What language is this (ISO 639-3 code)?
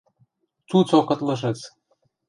mrj